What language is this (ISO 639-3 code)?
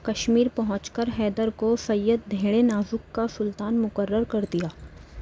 urd